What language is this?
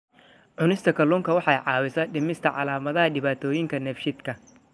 Somali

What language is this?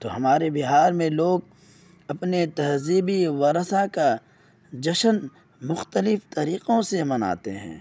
Urdu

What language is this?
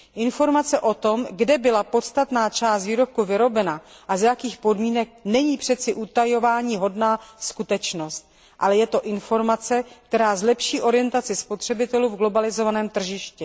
Czech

